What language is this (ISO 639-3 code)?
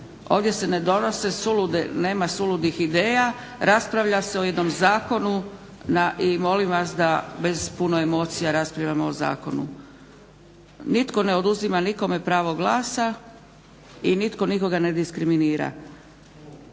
hrv